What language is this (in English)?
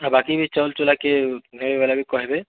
Odia